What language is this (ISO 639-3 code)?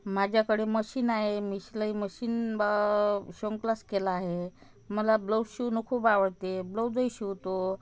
mar